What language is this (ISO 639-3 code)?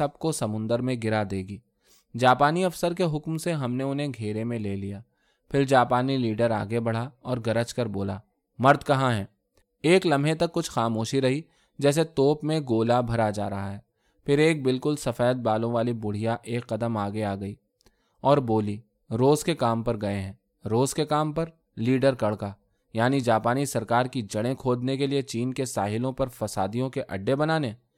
urd